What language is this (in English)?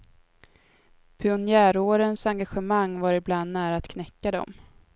Swedish